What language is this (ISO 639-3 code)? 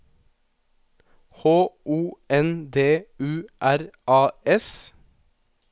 nor